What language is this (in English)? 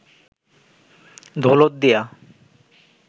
Bangla